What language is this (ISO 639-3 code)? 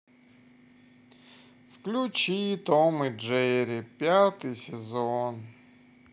rus